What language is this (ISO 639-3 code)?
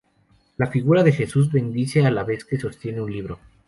spa